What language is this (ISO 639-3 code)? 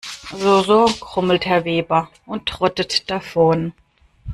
deu